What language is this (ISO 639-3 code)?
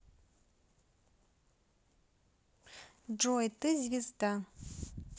rus